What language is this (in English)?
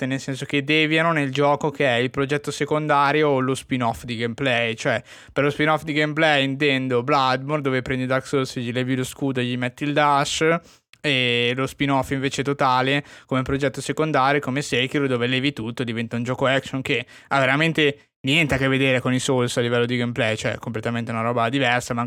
Italian